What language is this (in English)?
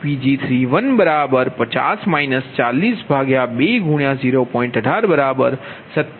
Gujarati